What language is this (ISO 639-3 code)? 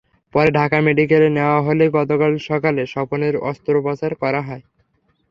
ben